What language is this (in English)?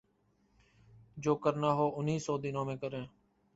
Urdu